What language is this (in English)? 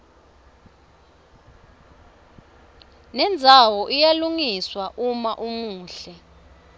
Swati